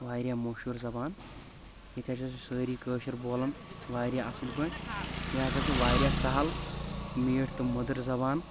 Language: Kashmiri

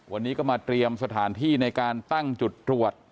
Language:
Thai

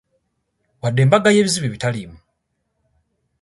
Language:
Ganda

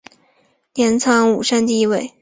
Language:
Chinese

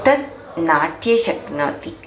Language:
Sanskrit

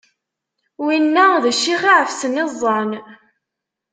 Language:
Kabyle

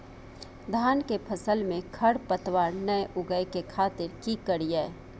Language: Maithili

